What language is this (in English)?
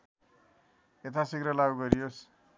Nepali